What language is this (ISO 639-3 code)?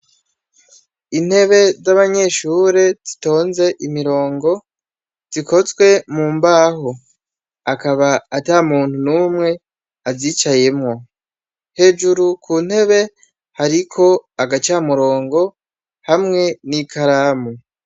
run